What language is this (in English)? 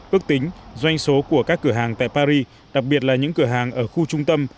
Vietnamese